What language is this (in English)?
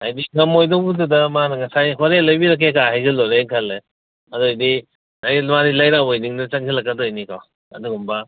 Manipuri